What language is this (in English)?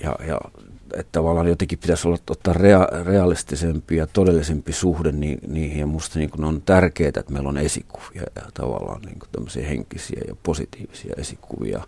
Finnish